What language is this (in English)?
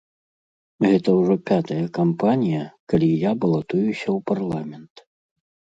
Belarusian